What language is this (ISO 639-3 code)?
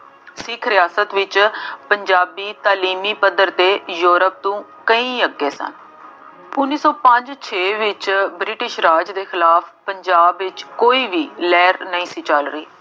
pan